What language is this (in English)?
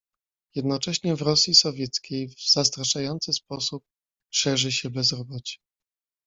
Polish